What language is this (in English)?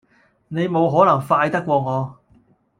Cantonese